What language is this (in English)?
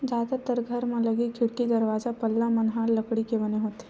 Chhattisgarhi